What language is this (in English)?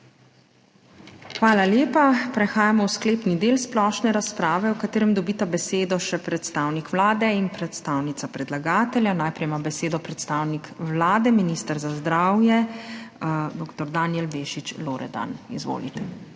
Slovenian